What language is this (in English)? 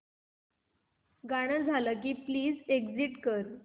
Marathi